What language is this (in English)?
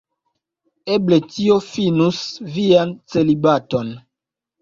Esperanto